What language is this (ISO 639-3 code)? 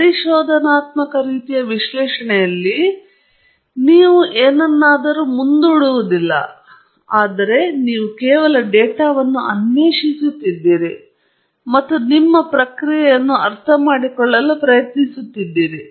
kan